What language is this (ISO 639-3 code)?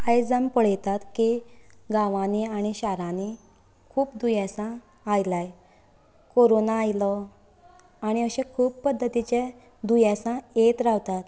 kok